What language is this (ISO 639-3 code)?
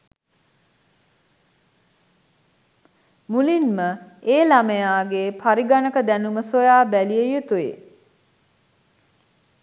sin